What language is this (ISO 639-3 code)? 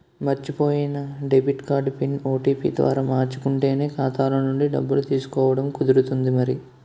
tel